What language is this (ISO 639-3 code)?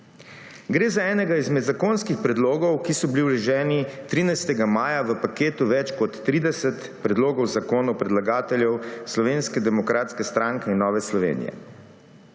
slv